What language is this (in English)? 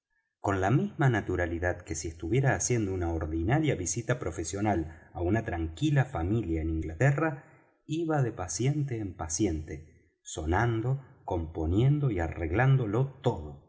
Spanish